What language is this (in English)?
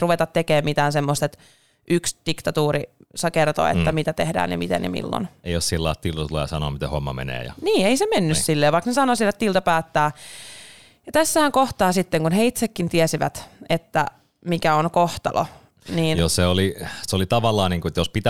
Finnish